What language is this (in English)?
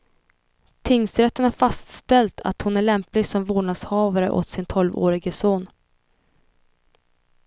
Swedish